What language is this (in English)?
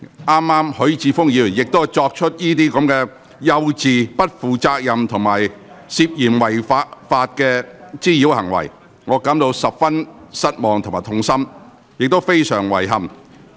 Cantonese